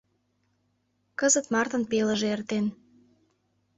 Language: Mari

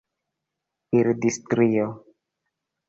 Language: Esperanto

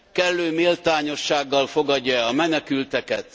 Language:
Hungarian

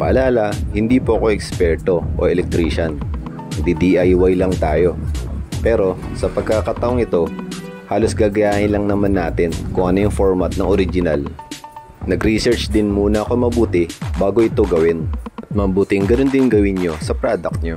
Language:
Filipino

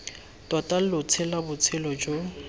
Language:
Tswana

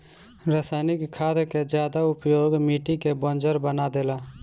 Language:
Bhojpuri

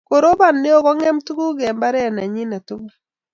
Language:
Kalenjin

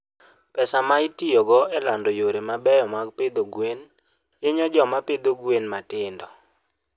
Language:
Luo (Kenya and Tanzania)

